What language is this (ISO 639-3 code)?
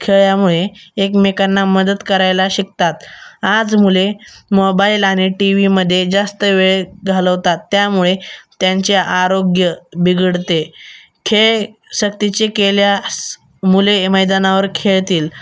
mar